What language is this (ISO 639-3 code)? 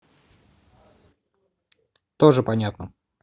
rus